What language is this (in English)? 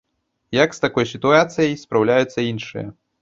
Belarusian